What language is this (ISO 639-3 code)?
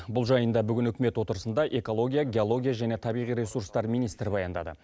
kaz